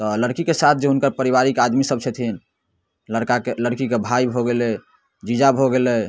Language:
Maithili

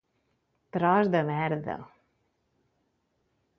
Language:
Catalan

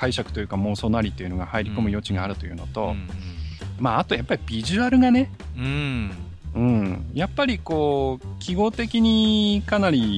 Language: Japanese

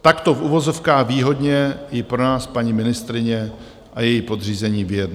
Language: Czech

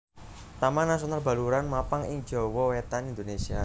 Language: Javanese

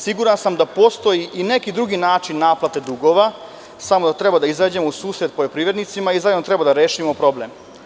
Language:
Serbian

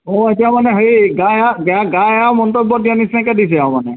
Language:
Assamese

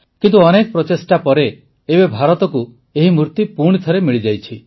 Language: Odia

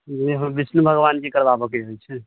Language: Maithili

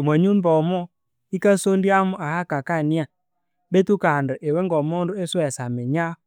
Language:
Konzo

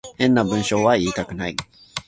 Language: Japanese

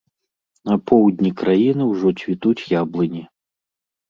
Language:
Belarusian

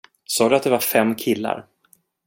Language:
Swedish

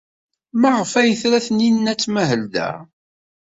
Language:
Kabyle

